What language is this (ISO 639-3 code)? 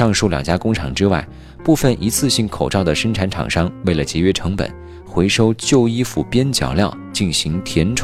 zho